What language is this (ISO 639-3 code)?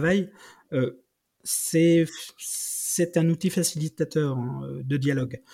fra